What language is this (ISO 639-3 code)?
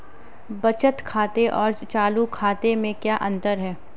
hin